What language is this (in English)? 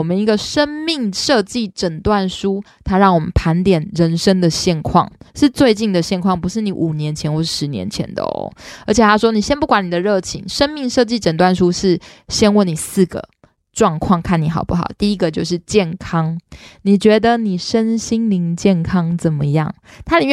Chinese